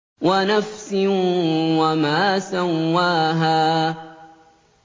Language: Arabic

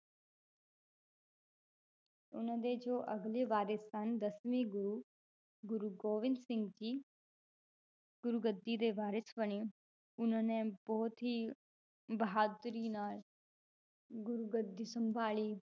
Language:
Punjabi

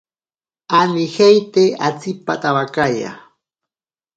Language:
Ashéninka Perené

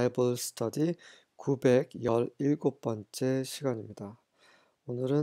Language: Korean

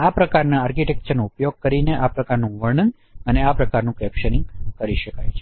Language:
Gujarati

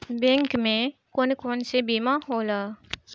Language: Bhojpuri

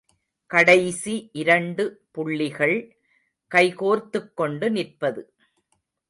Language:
Tamil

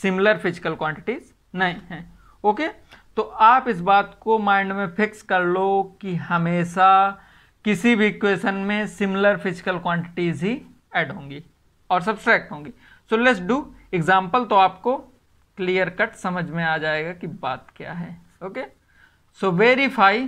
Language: Hindi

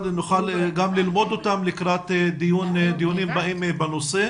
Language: Hebrew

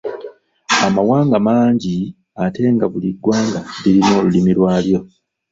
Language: Ganda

